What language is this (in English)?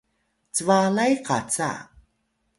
Atayal